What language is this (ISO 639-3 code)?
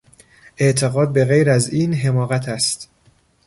fas